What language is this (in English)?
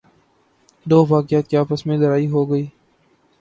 Urdu